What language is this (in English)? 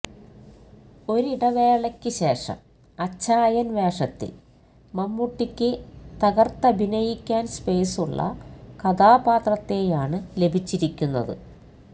Malayalam